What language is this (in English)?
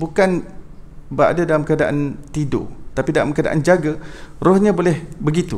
Malay